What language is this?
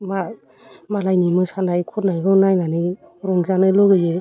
Bodo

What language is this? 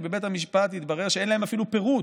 Hebrew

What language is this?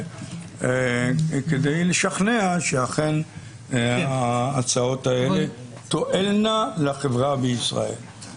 Hebrew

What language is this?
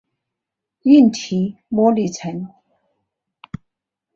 Chinese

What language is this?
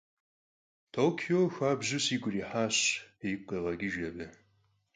Kabardian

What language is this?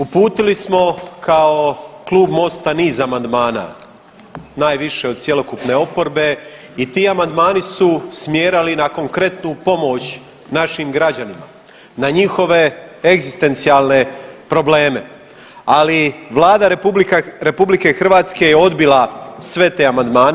Croatian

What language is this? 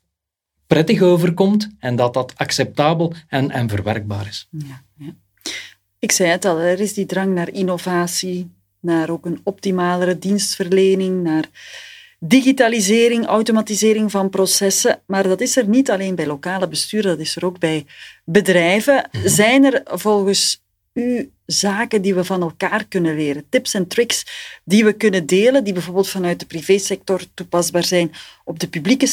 Dutch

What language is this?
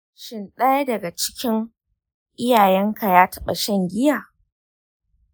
Hausa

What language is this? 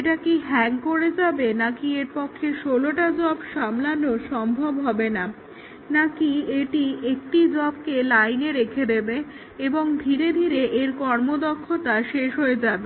Bangla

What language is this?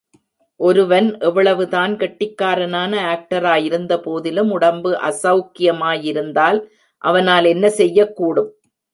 Tamil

